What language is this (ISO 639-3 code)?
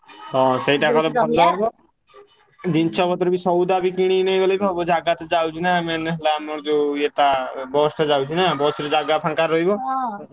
ori